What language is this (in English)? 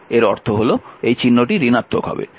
Bangla